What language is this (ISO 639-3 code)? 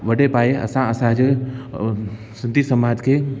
snd